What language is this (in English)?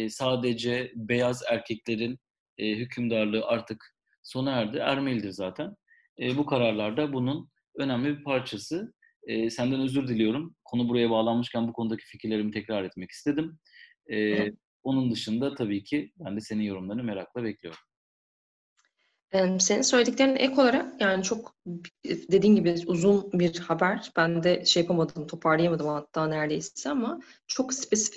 Turkish